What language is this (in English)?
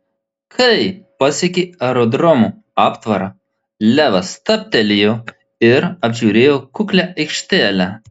Lithuanian